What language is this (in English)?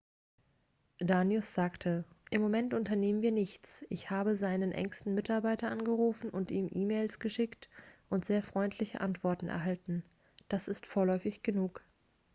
German